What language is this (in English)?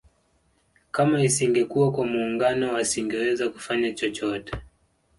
Swahili